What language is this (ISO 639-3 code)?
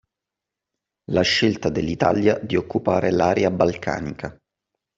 ita